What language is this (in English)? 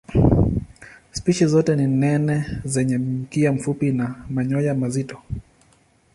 Swahili